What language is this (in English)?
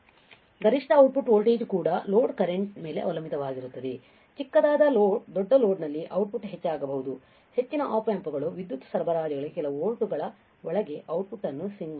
Kannada